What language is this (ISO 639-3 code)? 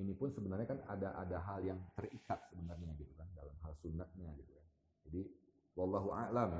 ind